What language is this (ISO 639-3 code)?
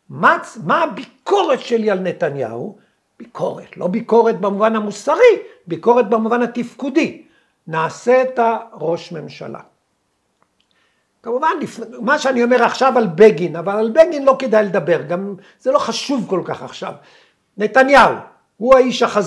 heb